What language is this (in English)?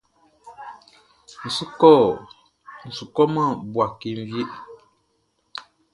Baoulé